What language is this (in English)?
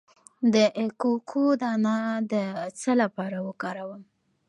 Pashto